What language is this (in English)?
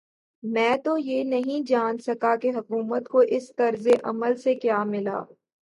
Urdu